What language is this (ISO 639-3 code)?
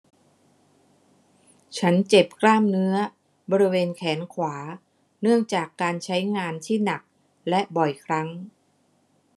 tha